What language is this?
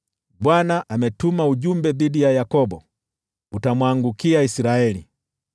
Swahili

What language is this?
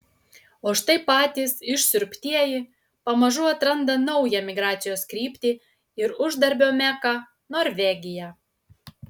Lithuanian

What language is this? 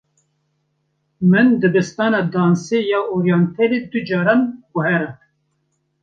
Kurdish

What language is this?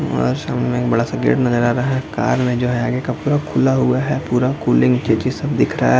Hindi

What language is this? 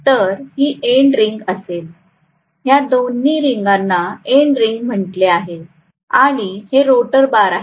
Marathi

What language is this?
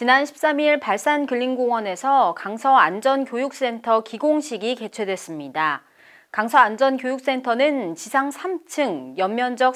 Korean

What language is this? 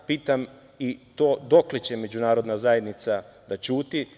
Serbian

